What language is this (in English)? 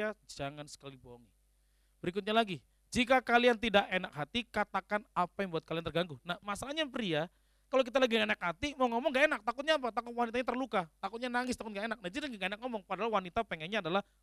Indonesian